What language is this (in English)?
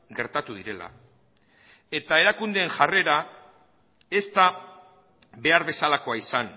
Basque